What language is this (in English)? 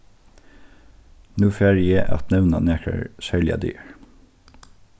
Faroese